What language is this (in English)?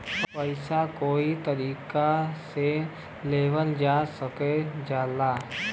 Bhojpuri